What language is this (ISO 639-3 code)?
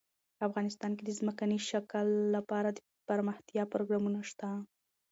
pus